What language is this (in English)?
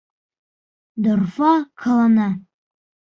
Bashkir